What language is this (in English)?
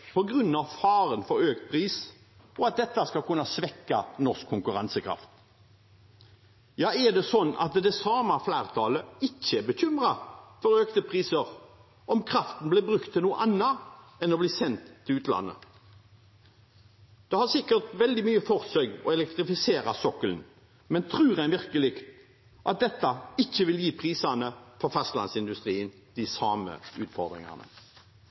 Norwegian Bokmål